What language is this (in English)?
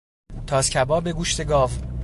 Persian